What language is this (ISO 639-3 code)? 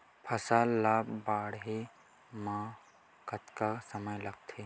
hne